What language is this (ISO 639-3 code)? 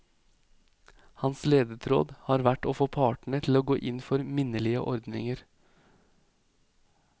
nor